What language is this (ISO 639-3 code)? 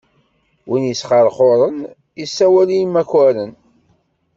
kab